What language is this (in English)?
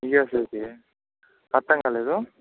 Telugu